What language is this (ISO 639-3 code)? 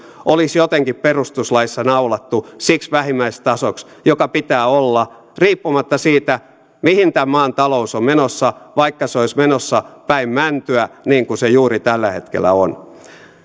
fin